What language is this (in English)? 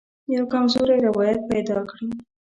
Pashto